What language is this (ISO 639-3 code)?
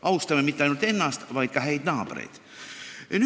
est